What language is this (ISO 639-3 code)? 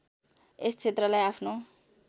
nep